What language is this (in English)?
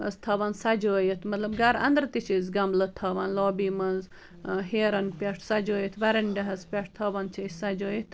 Kashmiri